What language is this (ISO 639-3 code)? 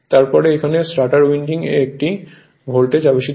ben